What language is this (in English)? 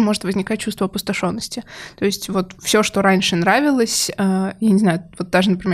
Russian